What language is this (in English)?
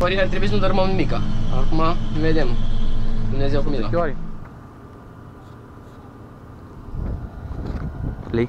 Romanian